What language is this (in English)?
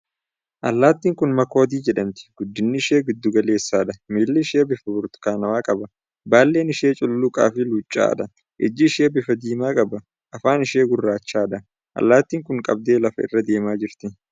Oromo